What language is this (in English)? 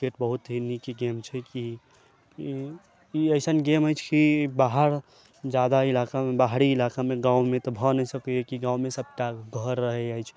Maithili